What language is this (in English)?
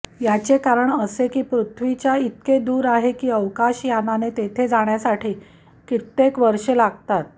Marathi